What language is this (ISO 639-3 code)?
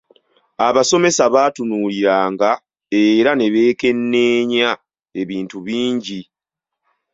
lug